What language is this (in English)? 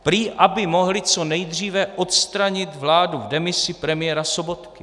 Czech